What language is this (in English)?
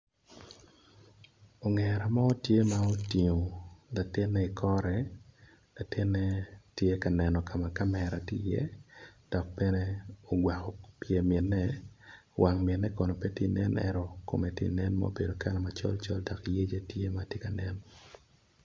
Acoli